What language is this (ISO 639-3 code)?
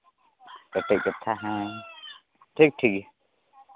sat